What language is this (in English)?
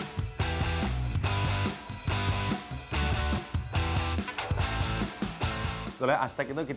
Indonesian